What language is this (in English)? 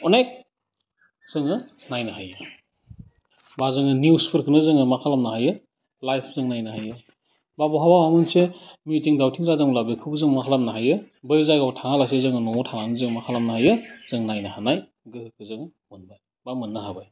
Bodo